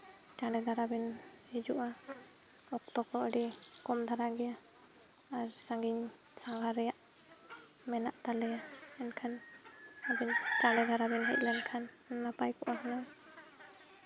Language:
Santali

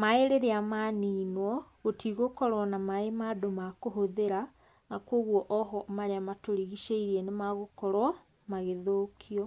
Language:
Kikuyu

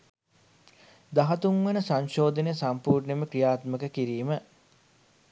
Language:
Sinhala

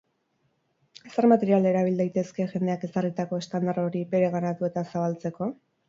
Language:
Basque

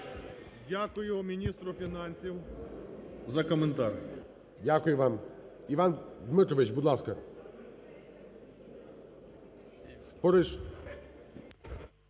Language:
Ukrainian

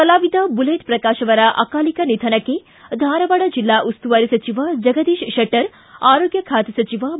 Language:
Kannada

